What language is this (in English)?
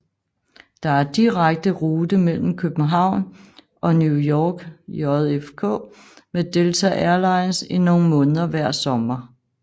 Danish